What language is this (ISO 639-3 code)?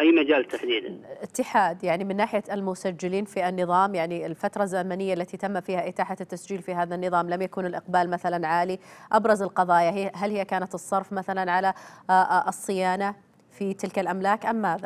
ara